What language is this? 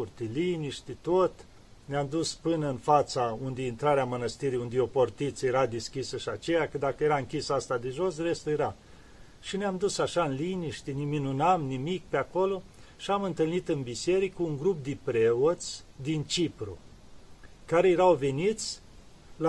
Romanian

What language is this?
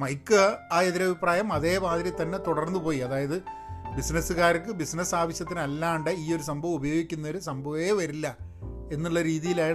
Malayalam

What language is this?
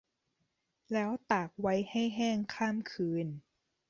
Thai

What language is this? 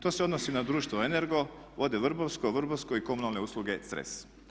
Croatian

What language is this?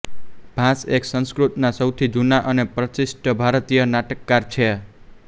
Gujarati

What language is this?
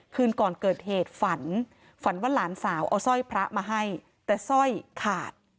Thai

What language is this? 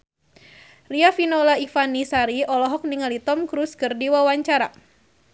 Sundanese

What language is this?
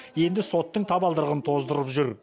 Kazakh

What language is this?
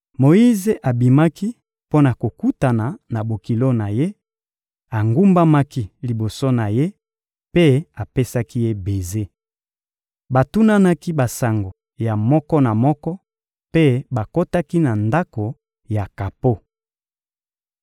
Lingala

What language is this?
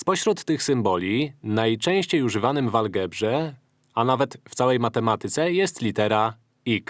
Polish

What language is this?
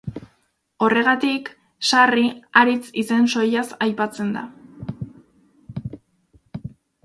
Basque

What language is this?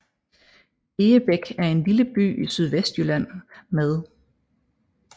Danish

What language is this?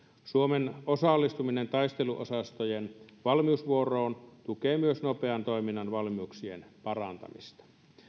Finnish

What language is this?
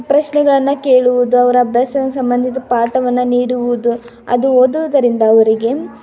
Kannada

